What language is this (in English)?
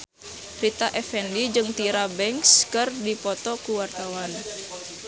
Sundanese